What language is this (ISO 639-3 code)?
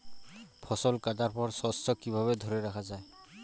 ben